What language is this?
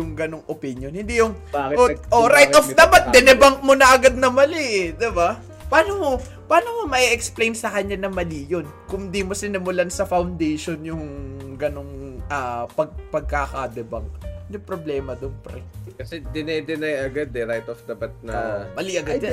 Filipino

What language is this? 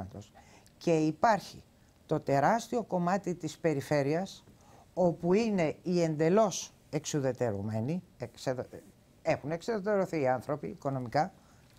Greek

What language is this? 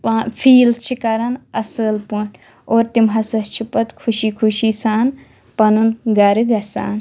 Kashmiri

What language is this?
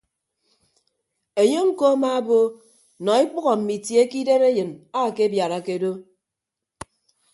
Ibibio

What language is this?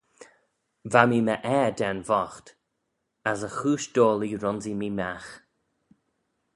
Manx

